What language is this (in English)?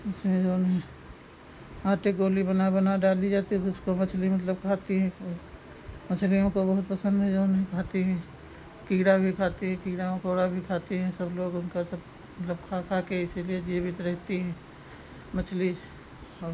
Hindi